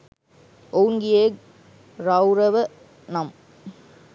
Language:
Sinhala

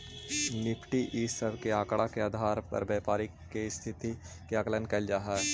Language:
Magahi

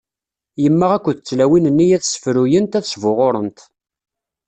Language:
Kabyle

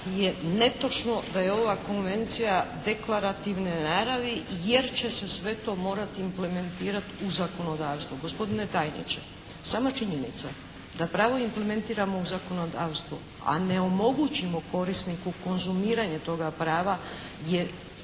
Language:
Croatian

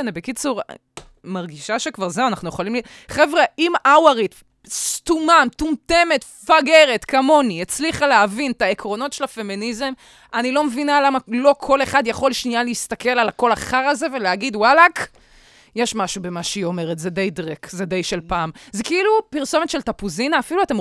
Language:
Hebrew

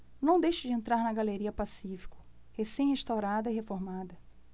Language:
Portuguese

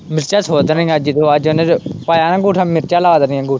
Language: Punjabi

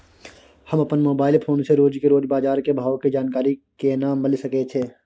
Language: Maithili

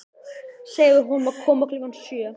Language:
Icelandic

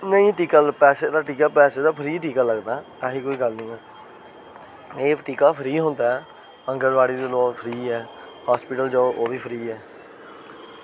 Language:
Dogri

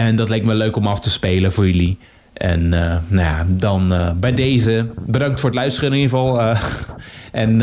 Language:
Dutch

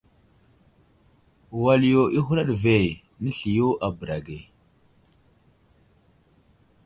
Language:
Wuzlam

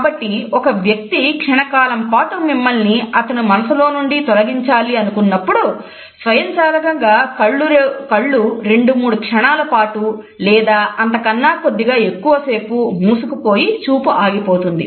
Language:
Telugu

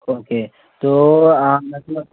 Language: Hindi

